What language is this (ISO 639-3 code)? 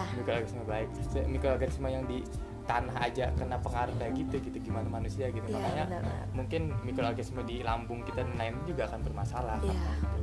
ind